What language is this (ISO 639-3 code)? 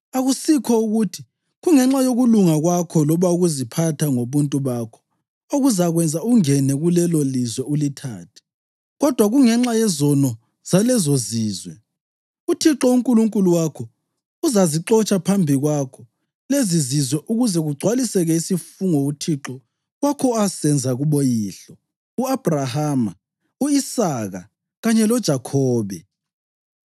nde